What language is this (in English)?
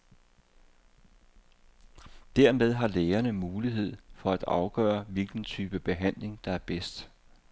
Danish